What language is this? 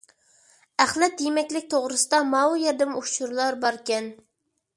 Uyghur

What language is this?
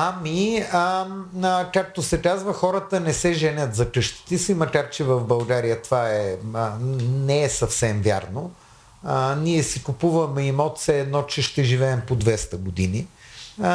Bulgarian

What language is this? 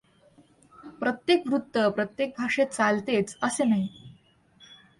Marathi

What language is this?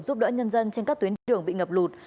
Vietnamese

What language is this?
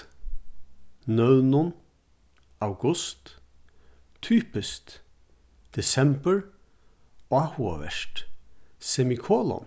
Faroese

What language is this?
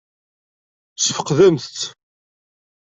Kabyle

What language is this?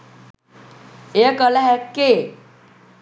Sinhala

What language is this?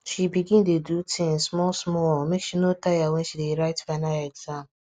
Nigerian Pidgin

